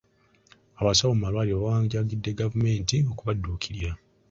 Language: Ganda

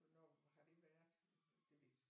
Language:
Danish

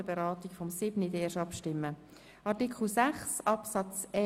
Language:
Swiss German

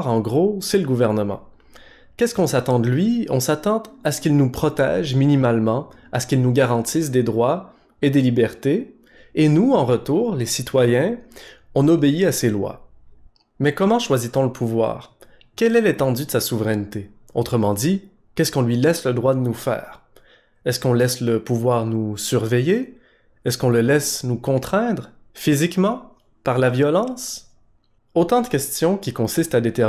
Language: French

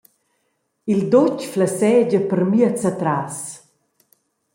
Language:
Romansh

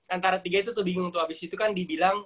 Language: Indonesian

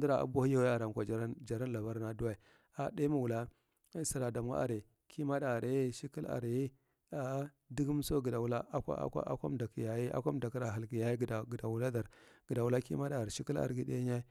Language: Marghi Central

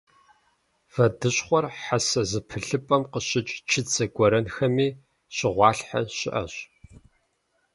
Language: Kabardian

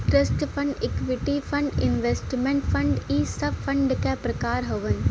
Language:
Bhojpuri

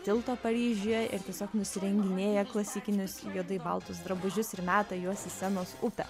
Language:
Lithuanian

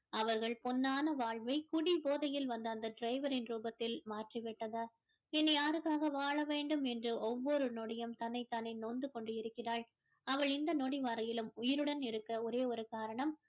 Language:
Tamil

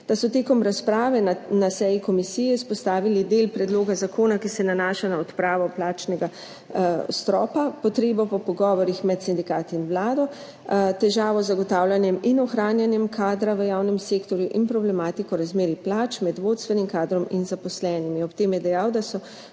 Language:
Slovenian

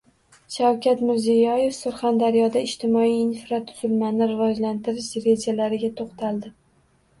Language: Uzbek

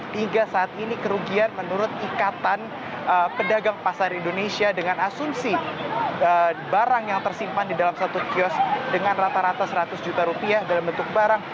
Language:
Indonesian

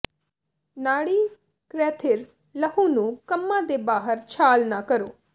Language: Punjabi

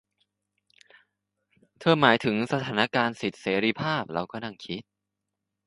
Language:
Thai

